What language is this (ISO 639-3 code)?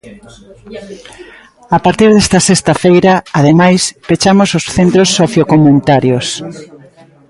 glg